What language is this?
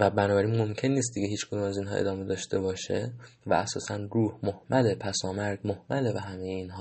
Persian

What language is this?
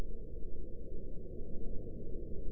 Vietnamese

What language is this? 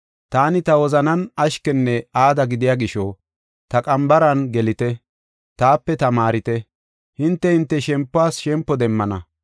Gofa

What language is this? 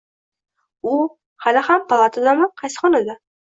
Uzbek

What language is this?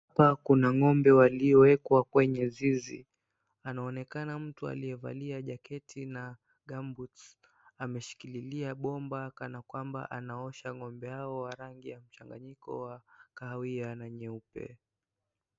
Swahili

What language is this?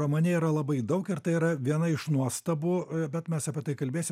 Lithuanian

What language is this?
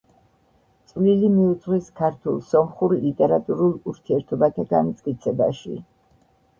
Georgian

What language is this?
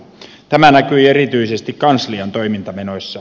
Finnish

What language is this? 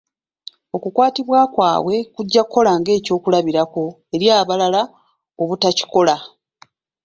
Ganda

